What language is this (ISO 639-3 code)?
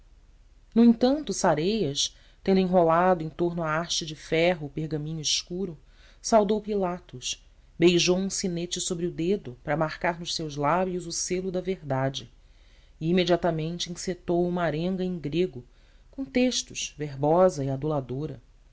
por